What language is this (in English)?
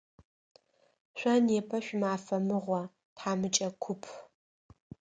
Adyghe